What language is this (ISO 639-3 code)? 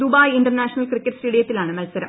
mal